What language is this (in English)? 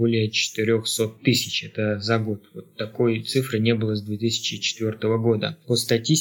Russian